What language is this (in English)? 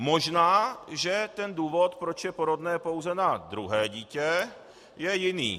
Czech